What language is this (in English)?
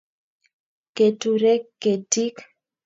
Kalenjin